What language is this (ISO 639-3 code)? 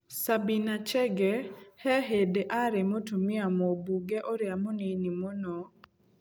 kik